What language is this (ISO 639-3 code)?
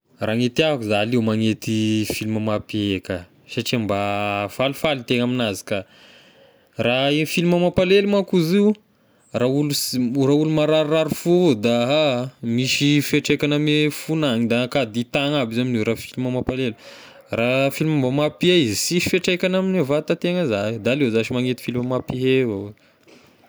tkg